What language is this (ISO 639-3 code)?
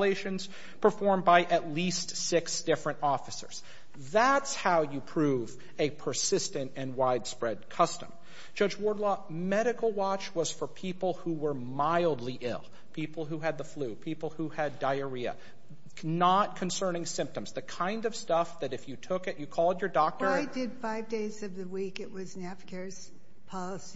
eng